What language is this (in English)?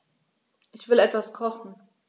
German